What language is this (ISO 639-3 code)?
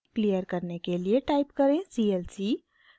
hin